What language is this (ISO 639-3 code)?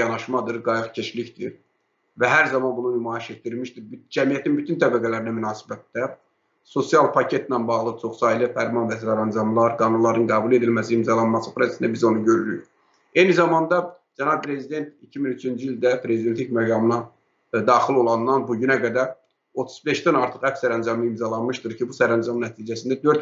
tur